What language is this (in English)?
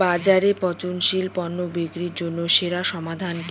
Bangla